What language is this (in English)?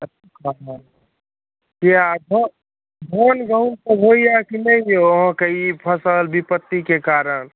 Maithili